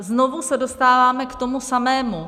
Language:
Czech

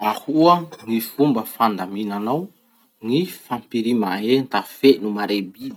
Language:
Masikoro Malagasy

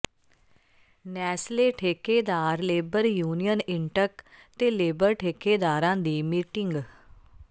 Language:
Punjabi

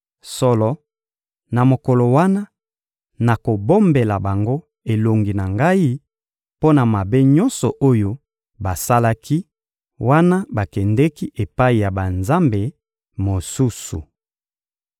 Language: Lingala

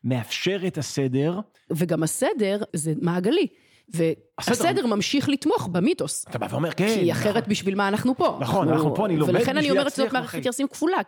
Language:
Hebrew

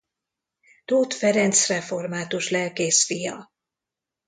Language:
Hungarian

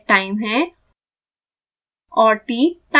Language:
Hindi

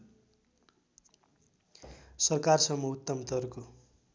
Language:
Nepali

